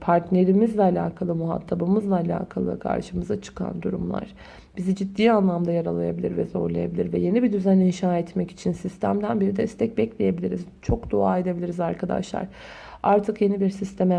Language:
Turkish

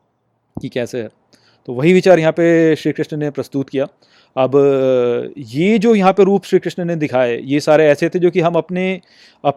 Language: Hindi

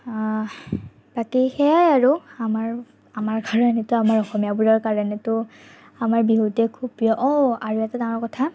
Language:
Assamese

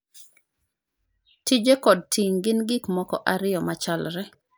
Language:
Luo (Kenya and Tanzania)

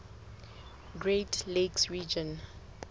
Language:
Southern Sotho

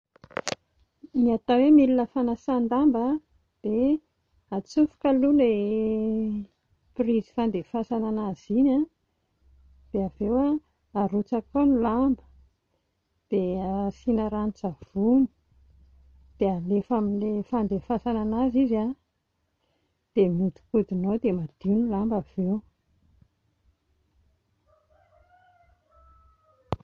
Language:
Malagasy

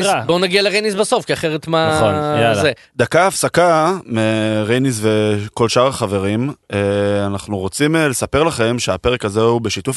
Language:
Hebrew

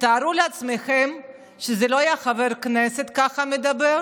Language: Hebrew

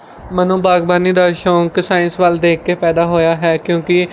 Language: Punjabi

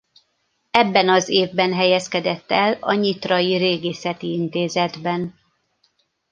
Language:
Hungarian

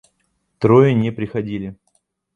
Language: Russian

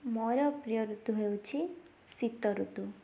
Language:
Odia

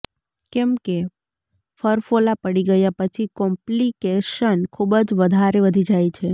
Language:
Gujarati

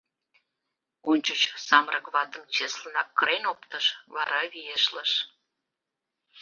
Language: Mari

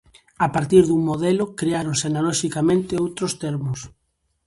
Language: Galician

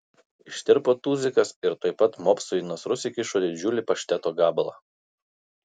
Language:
Lithuanian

